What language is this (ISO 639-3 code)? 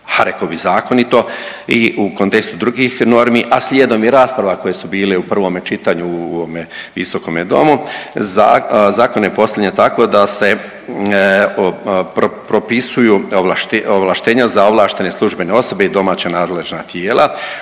hrv